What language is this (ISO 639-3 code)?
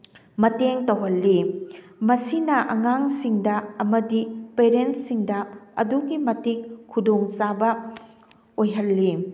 mni